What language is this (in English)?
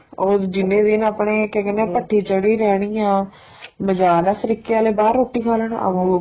Punjabi